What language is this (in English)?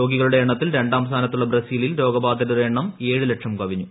Malayalam